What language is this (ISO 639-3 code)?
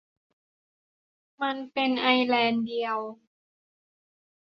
tha